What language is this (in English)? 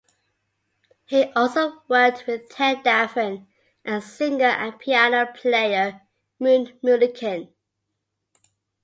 English